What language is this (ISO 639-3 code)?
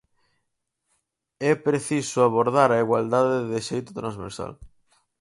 glg